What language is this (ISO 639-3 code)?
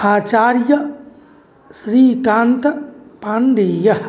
san